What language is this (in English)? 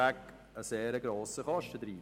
Swiss German